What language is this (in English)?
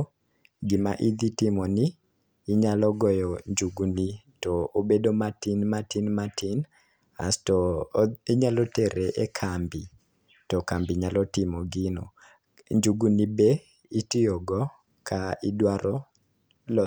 Luo (Kenya and Tanzania)